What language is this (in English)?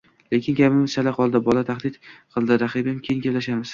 Uzbek